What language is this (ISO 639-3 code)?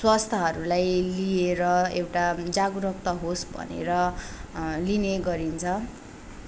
nep